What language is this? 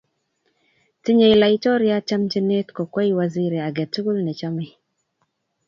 Kalenjin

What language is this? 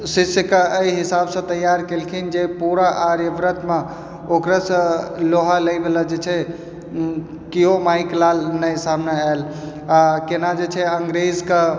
Maithili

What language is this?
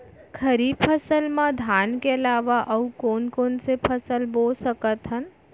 Chhattisgarhi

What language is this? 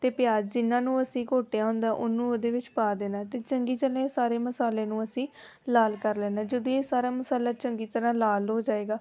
Punjabi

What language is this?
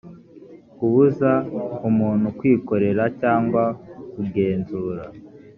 Kinyarwanda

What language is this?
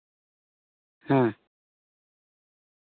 Santali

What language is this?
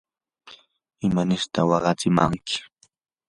Yanahuanca Pasco Quechua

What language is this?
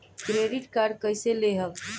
Bhojpuri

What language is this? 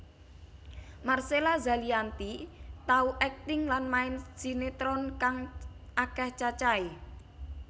Javanese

